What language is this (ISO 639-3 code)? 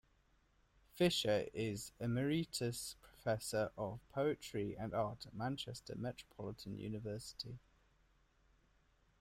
eng